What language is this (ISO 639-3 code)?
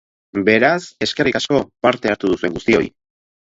eus